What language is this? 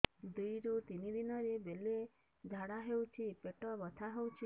Odia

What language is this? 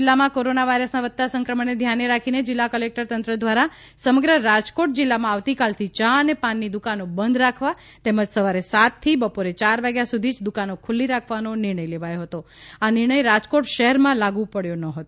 Gujarati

